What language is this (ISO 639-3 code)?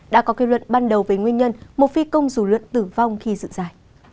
vie